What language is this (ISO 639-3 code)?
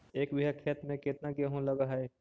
mag